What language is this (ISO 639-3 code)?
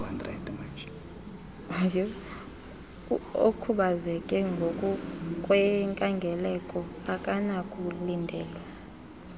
xho